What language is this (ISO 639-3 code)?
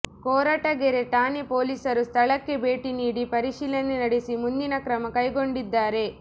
kan